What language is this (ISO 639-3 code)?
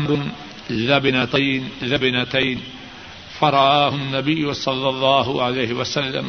urd